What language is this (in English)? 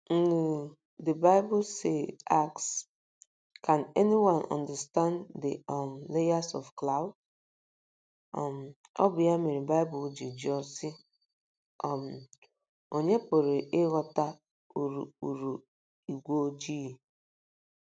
Igbo